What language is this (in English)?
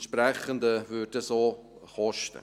Swiss German